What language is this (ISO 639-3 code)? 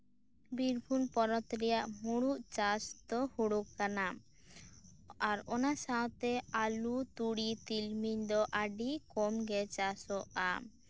sat